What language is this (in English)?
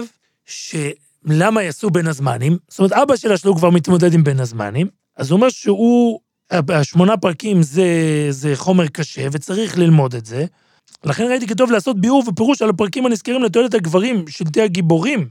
Hebrew